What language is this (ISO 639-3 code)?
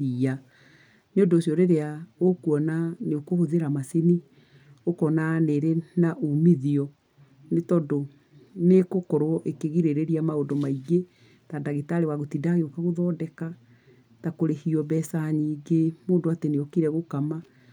kik